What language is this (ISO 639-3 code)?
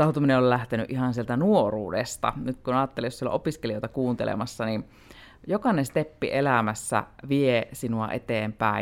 fin